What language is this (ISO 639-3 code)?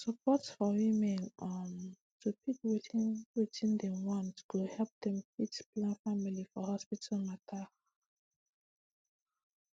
pcm